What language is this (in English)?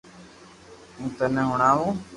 Loarki